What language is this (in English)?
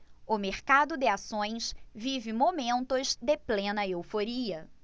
Portuguese